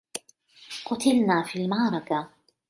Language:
Arabic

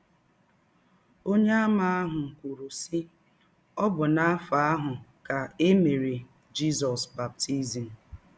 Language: Igbo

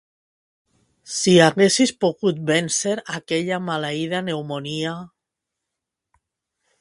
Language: Catalan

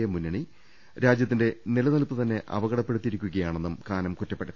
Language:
Malayalam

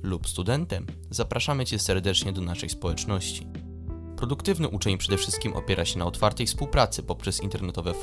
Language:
Polish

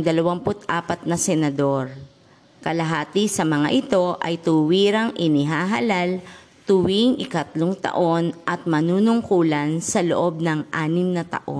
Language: Filipino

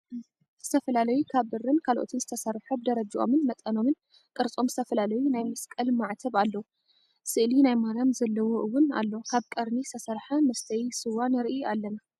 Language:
Tigrinya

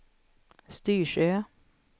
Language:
Swedish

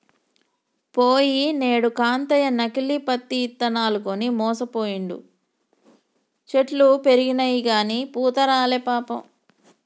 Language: Telugu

